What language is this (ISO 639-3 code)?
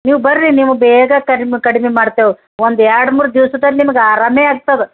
kan